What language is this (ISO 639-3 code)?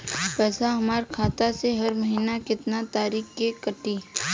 bho